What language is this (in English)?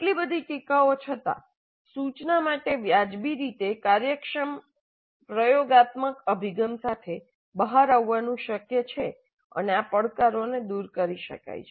Gujarati